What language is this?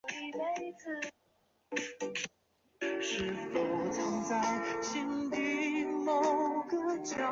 Chinese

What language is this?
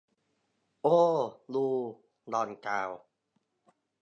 Thai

